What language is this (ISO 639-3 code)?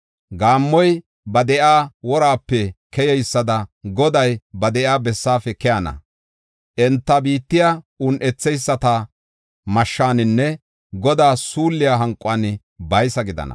gof